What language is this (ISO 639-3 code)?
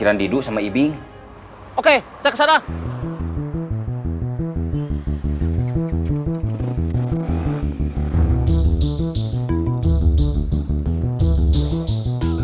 ind